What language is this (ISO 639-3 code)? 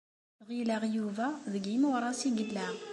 kab